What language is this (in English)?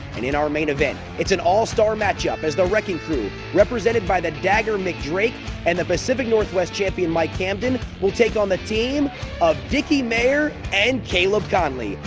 English